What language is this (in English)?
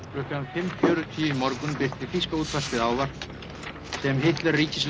Icelandic